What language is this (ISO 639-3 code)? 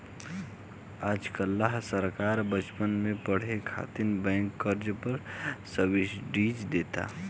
bho